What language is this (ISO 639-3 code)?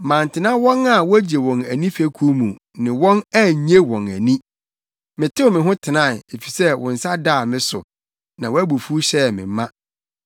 aka